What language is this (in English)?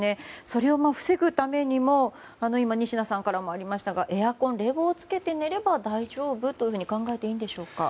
Japanese